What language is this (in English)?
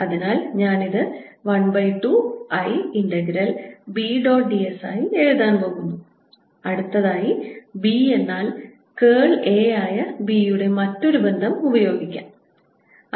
Malayalam